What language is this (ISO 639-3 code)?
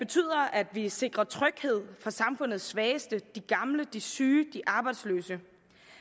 dan